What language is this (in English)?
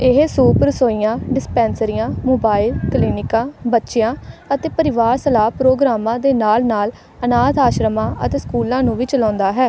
Punjabi